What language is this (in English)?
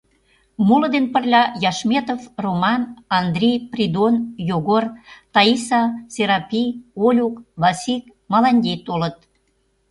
Mari